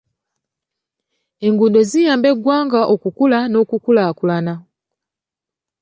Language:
Ganda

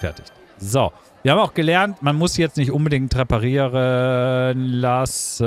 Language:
German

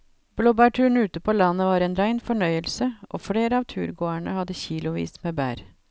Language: Norwegian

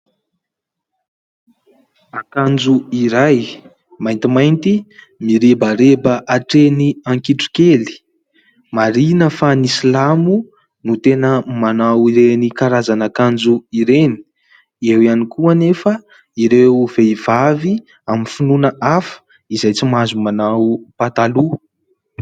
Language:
Malagasy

